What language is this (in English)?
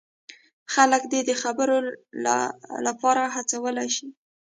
Pashto